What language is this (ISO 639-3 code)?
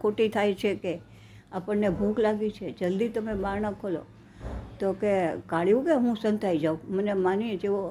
guj